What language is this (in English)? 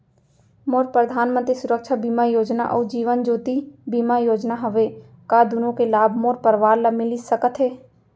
Chhattisgarhi